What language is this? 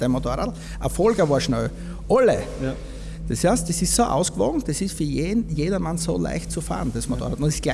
German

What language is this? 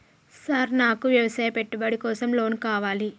Telugu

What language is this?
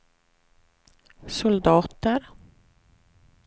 Swedish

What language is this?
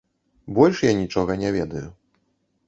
Belarusian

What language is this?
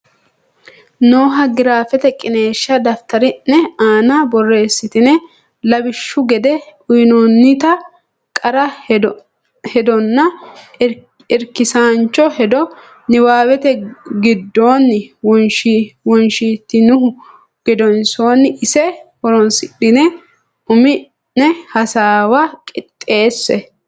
Sidamo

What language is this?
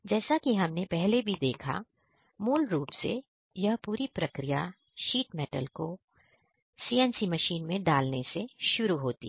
Hindi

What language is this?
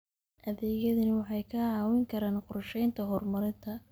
Somali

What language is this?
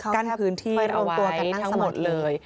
Thai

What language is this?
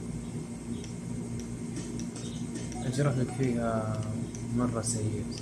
Arabic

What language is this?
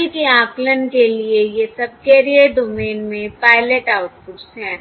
Hindi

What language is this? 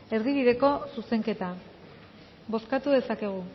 Basque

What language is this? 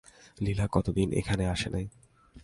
Bangla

